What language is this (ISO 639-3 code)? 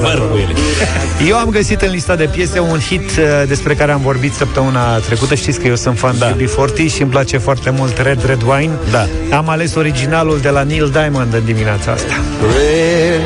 ron